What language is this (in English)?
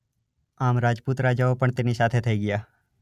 Gujarati